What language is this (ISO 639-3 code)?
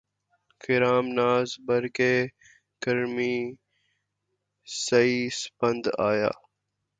urd